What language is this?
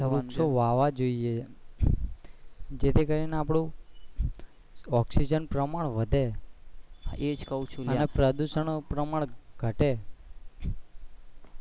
Gujarati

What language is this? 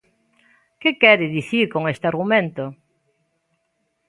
Galician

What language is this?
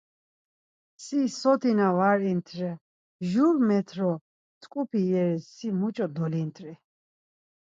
Laz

